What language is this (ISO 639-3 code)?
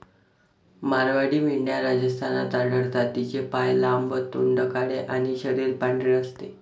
mar